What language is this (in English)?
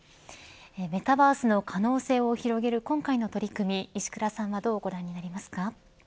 Japanese